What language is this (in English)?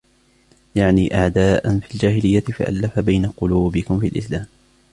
Arabic